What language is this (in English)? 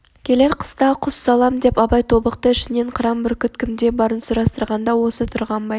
Kazakh